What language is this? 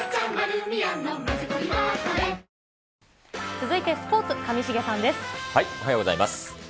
Japanese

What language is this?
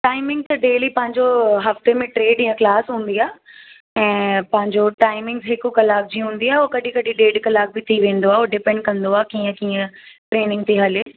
Sindhi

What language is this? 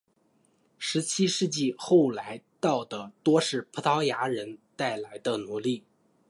Chinese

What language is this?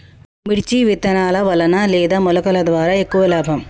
Telugu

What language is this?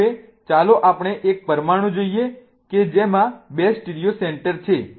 Gujarati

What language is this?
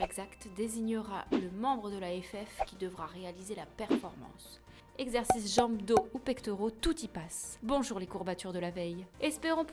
French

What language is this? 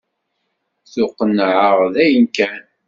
Kabyle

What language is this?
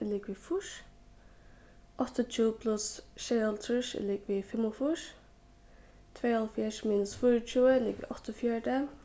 Faroese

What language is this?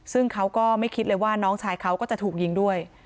Thai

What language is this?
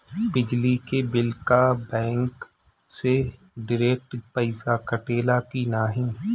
Bhojpuri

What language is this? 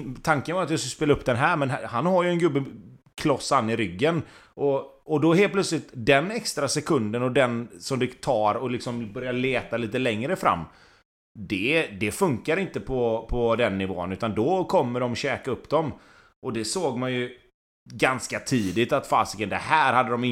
Swedish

